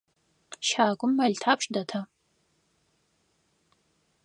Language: Adyghe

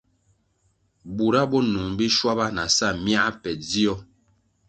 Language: Kwasio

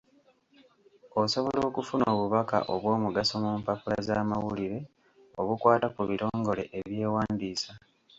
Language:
Ganda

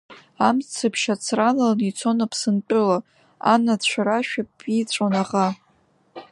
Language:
Abkhazian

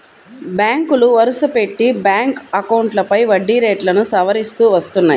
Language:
Telugu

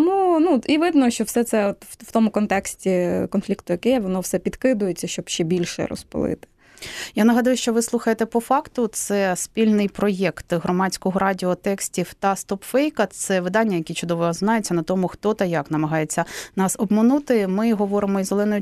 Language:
Ukrainian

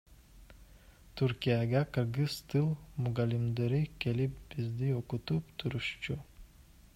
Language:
Kyrgyz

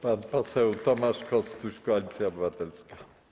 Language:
Polish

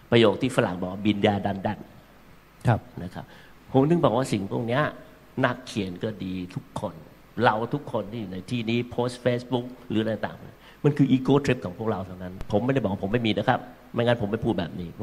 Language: Thai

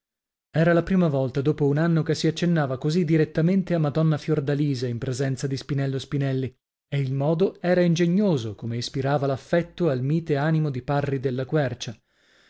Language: Italian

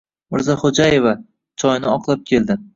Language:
Uzbek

